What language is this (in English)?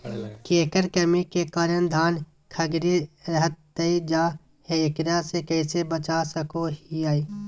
Magahi